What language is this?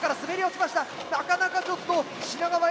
Japanese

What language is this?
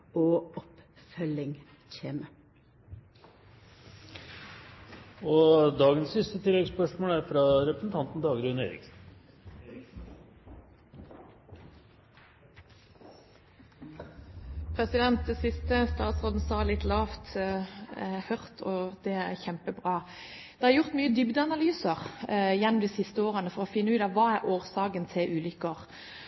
Norwegian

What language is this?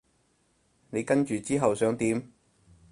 Cantonese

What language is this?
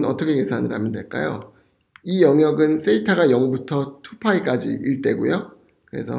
Korean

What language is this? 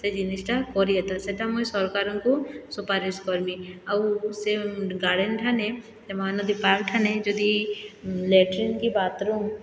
Odia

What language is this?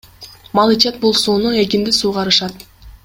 Kyrgyz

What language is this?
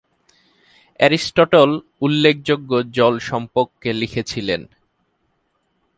Bangla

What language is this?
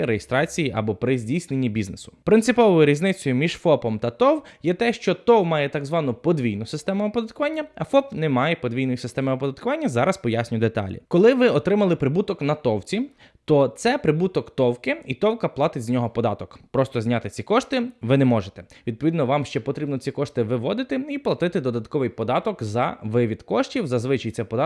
Ukrainian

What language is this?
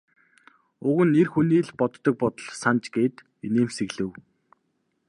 Mongolian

